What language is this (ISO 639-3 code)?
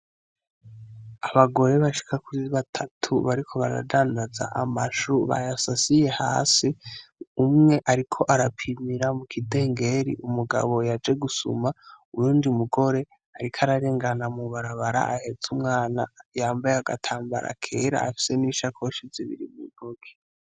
run